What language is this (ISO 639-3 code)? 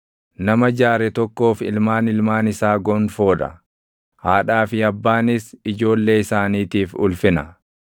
orm